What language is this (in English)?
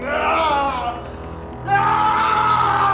Indonesian